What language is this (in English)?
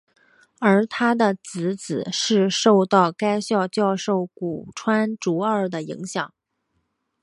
Chinese